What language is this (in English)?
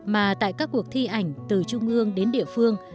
Vietnamese